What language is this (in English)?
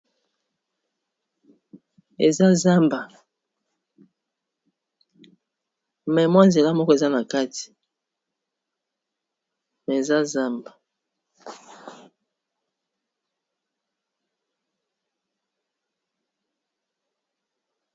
Lingala